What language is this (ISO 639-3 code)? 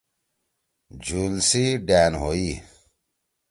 trw